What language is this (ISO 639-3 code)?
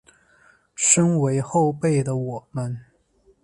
zho